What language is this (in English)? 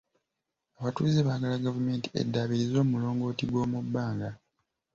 Ganda